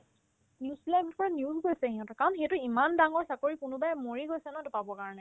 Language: Assamese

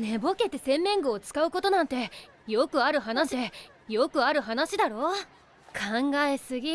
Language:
Japanese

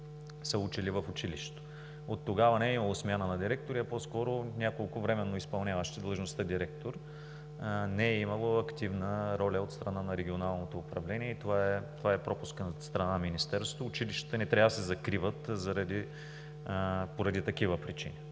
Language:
Bulgarian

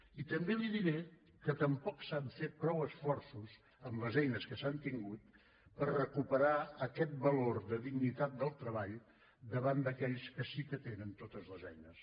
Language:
Catalan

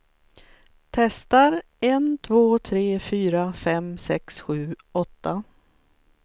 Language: Swedish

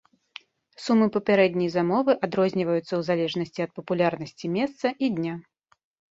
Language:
Belarusian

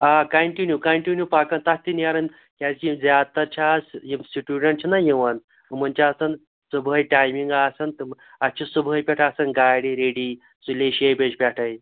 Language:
Kashmiri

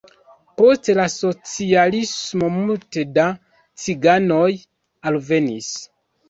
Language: Esperanto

